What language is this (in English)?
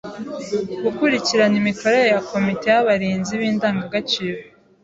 Kinyarwanda